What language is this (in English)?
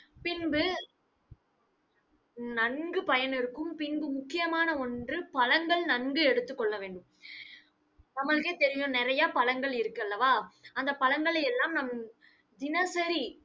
Tamil